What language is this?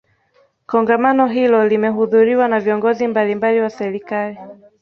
Swahili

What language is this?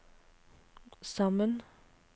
Norwegian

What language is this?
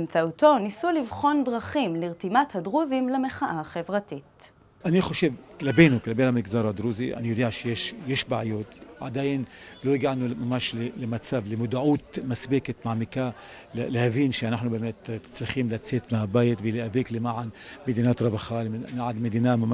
Hebrew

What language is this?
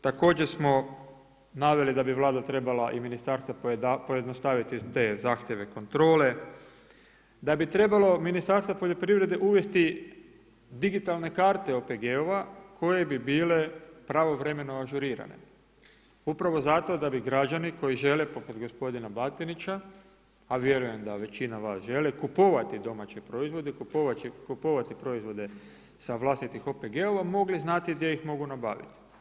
Croatian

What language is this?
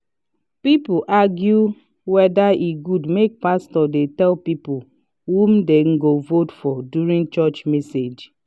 Nigerian Pidgin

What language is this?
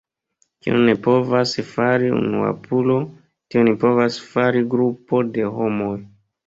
Esperanto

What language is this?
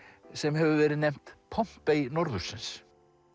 Icelandic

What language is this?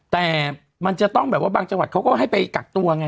Thai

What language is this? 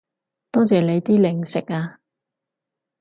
Cantonese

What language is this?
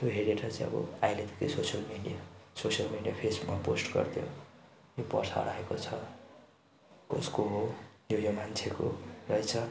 Nepali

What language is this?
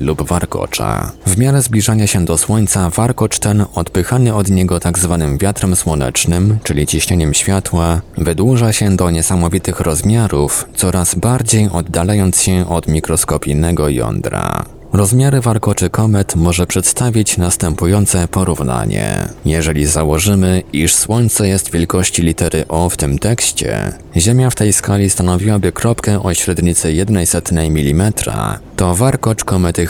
Polish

